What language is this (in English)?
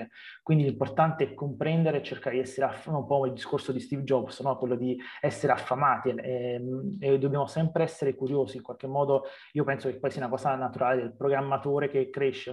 Italian